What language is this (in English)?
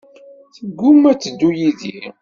Kabyle